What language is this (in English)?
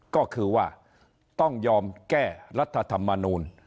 Thai